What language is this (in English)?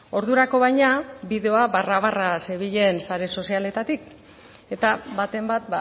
Basque